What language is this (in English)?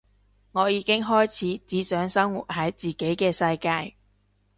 Cantonese